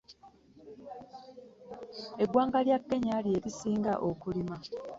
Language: Ganda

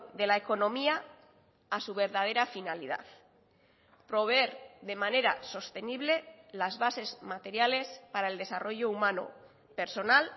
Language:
Spanish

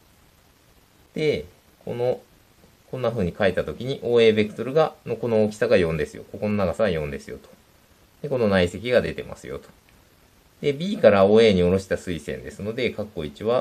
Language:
Japanese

